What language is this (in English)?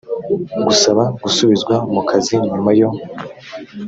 Kinyarwanda